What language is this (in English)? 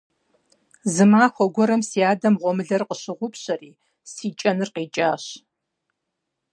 Kabardian